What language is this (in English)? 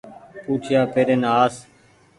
Goaria